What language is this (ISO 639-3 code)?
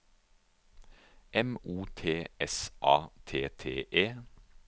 nor